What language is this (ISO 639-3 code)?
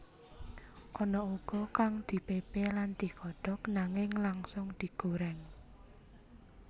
jav